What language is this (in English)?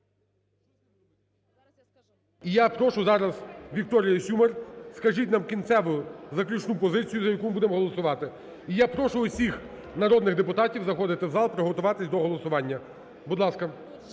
Ukrainian